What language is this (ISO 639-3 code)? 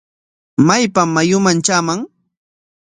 qwa